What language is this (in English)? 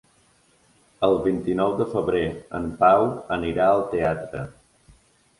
Catalan